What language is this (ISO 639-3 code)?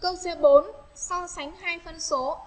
vie